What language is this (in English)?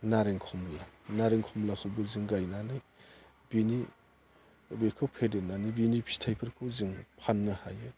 Bodo